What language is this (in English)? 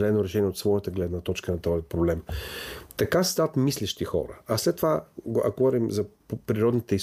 Bulgarian